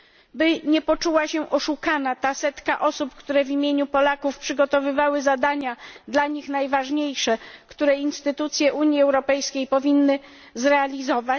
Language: Polish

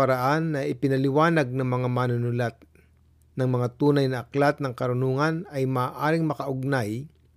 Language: Filipino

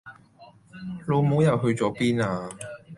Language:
Cantonese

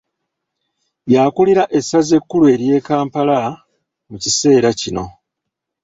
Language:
Ganda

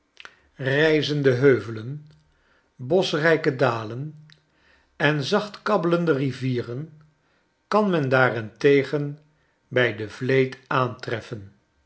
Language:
Dutch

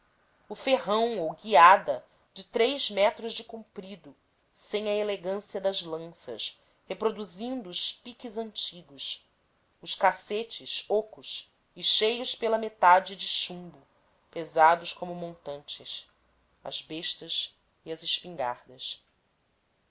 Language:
Portuguese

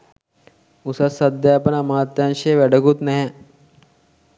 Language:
Sinhala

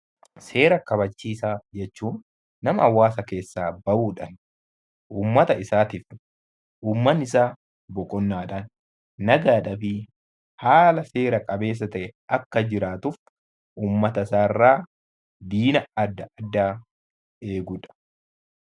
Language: Oromo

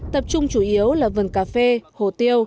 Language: Vietnamese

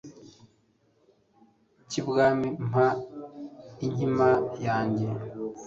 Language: Kinyarwanda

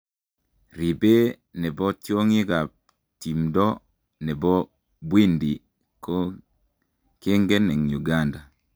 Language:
Kalenjin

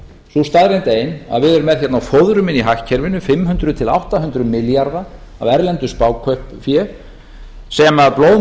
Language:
Icelandic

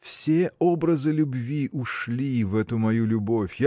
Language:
Russian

